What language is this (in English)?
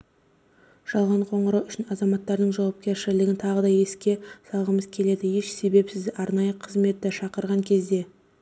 Kazakh